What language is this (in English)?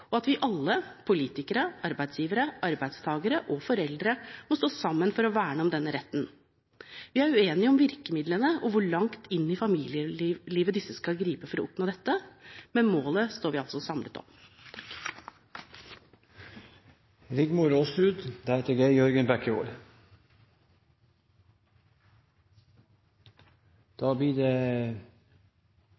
Norwegian Bokmål